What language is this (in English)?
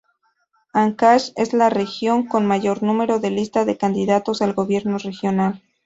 Spanish